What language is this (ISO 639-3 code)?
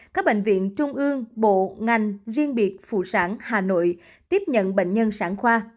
vie